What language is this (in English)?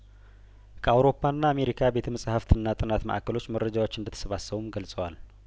Amharic